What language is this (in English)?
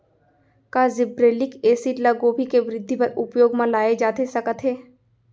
Chhattisgarhi